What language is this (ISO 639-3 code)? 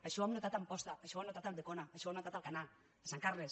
cat